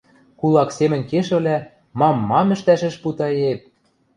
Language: Western Mari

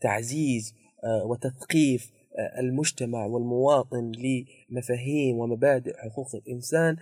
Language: Arabic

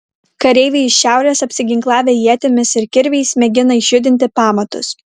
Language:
Lithuanian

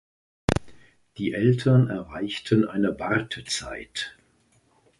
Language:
German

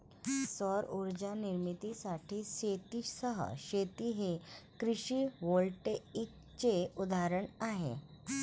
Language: Marathi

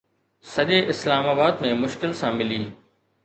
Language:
Sindhi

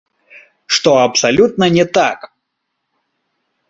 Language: Belarusian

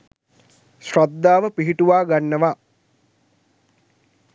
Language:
Sinhala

